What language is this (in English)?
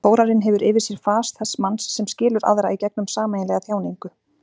Icelandic